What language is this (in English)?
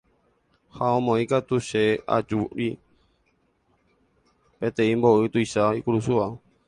Guarani